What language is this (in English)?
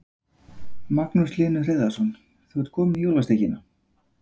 Icelandic